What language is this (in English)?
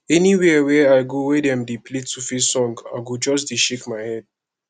Nigerian Pidgin